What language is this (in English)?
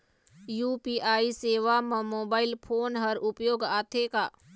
Chhattisgarhi